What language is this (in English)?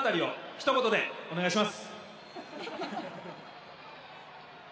Japanese